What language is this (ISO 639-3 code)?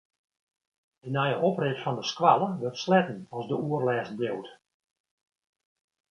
fry